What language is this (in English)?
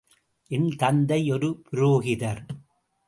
Tamil